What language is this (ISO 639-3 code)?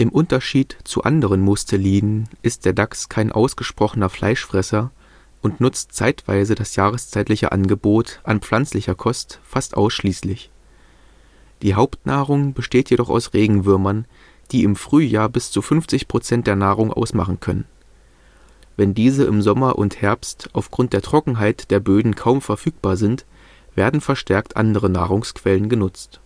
deu